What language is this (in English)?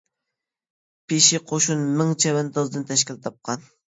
Uyghur